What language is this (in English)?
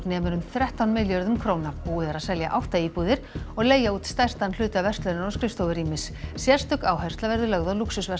Icelandic